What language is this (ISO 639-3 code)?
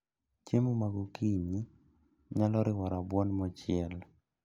luo